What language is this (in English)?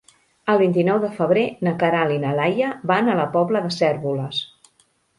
Catalan